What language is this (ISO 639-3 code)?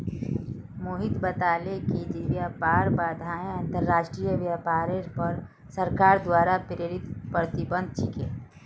mag